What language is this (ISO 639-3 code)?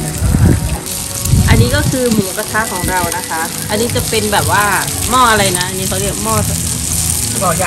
tha